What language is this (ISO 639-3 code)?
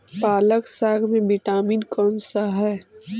mag